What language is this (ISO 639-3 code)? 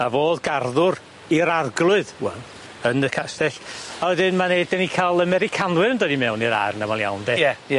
cym